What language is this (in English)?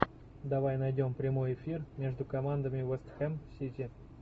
Russian